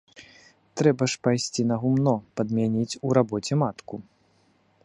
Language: Belarusian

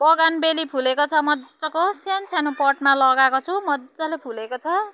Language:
Nepali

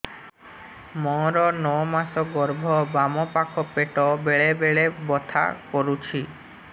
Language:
Odia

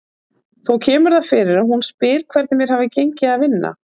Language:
Icelandic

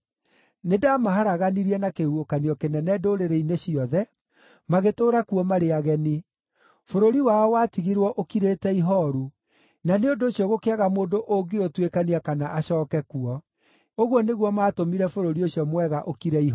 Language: Kikuyu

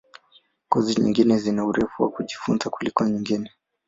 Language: Swahili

